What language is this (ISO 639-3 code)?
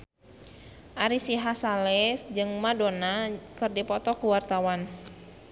sun